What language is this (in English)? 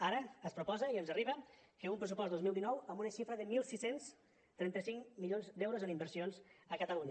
Catalan